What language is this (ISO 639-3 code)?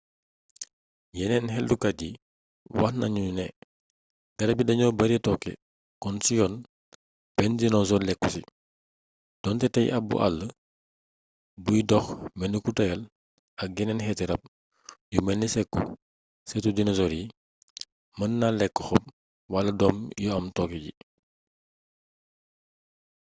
wol